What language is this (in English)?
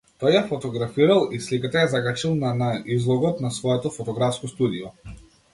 Macedonian